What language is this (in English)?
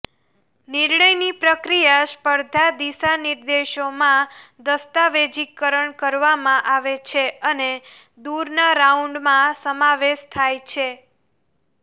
Gujarati